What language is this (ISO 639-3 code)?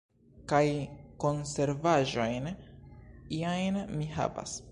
epo